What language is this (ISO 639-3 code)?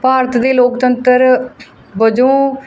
pan